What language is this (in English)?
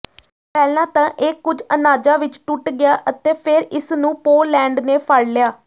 Punjabi